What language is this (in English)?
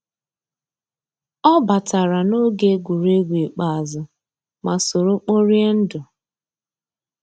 Igbo